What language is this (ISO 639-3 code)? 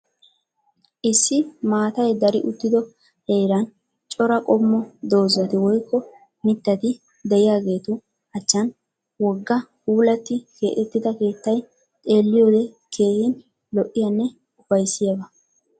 wal